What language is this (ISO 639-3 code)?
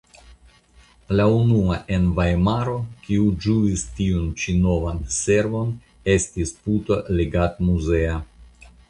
epo